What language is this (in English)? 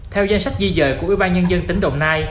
Vietnamese